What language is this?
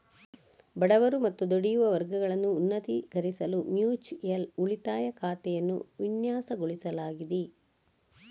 Kannada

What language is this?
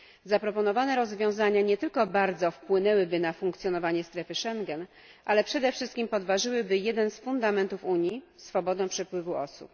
Polish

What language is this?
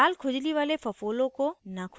Hindi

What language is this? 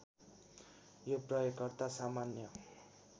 Nepali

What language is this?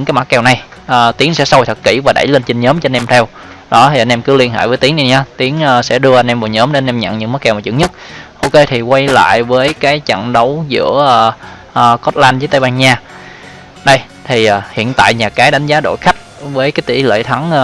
Vietnamese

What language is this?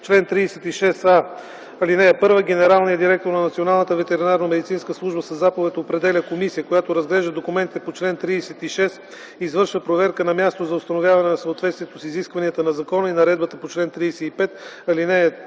Bulgarian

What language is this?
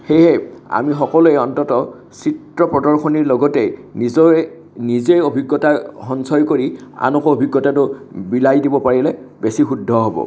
Assamese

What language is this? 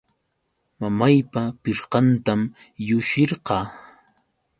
Yauyos Quechua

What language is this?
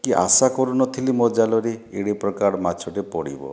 Odia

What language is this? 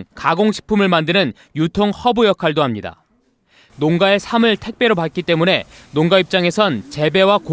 Korean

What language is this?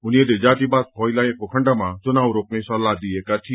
Nepali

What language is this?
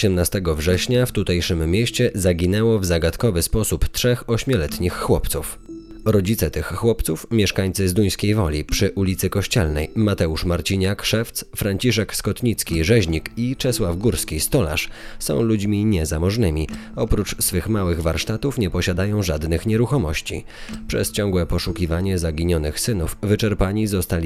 Polish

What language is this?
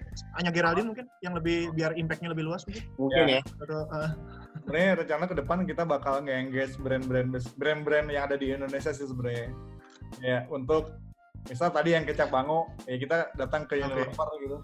Indonesian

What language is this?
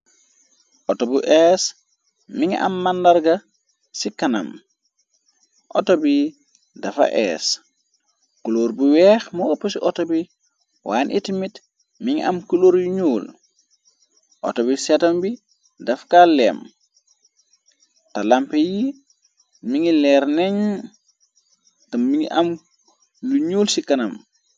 Wolof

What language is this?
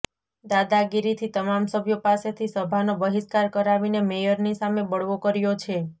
Gujarati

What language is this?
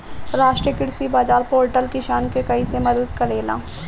Bhojpuri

